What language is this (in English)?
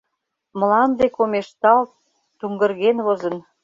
Mari